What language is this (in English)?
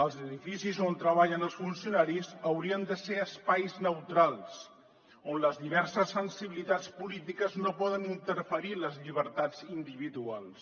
Catalan